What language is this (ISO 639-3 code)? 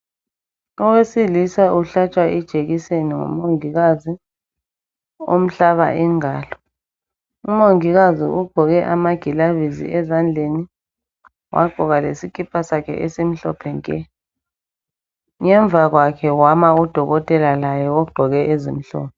nde